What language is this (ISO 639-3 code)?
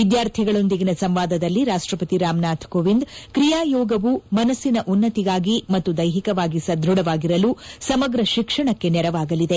kan